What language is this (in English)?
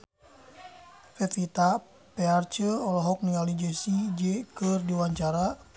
Sundanese